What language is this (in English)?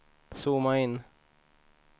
Swedish